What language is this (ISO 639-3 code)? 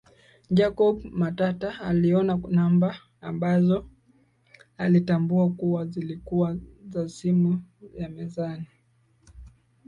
swa